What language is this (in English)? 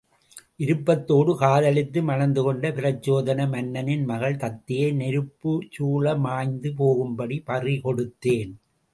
Tamil